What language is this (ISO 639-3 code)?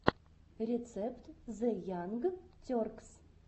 rus